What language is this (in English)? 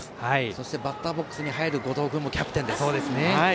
Japanese